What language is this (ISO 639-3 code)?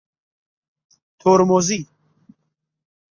fas